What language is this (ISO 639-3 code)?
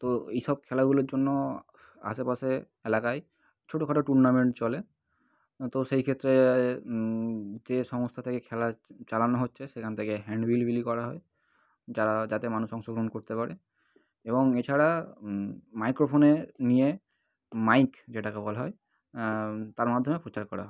ben